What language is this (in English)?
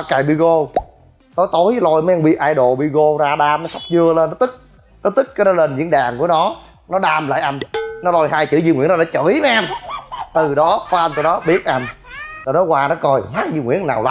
Vietnamese